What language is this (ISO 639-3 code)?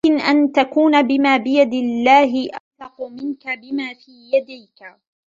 ara